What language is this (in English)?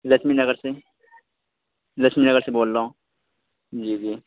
Urdu